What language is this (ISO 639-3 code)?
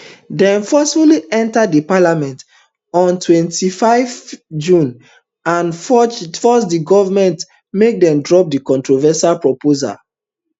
pcm